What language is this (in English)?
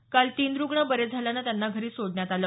Marathi